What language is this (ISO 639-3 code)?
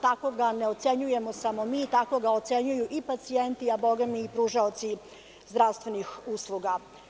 srp